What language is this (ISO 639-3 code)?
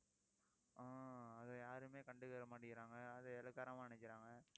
tam